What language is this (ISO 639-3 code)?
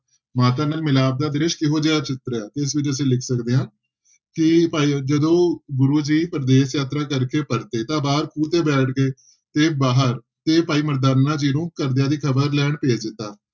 pan